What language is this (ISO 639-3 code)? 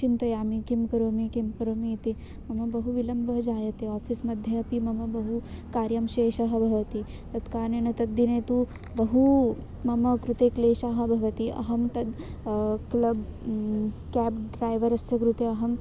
san